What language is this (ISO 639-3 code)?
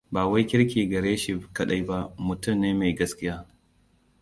hau